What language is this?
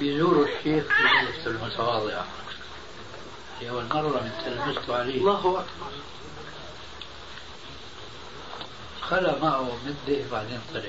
Arabic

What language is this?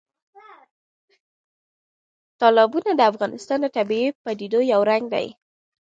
Pashto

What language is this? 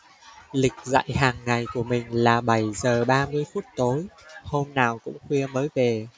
Vietnamese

